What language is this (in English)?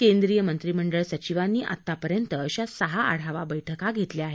Marathi